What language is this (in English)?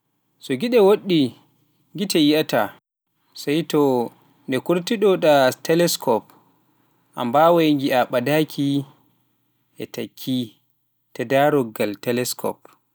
Pular